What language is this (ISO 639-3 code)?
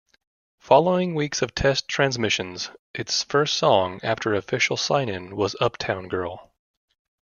eng